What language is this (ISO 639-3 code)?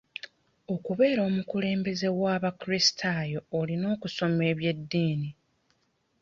lug